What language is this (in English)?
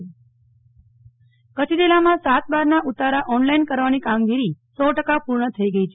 Gujarati